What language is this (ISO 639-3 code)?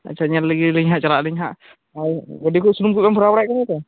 sat